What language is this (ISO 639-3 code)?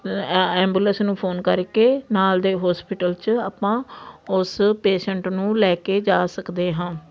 pan